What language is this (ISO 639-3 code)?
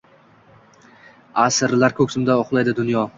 uzb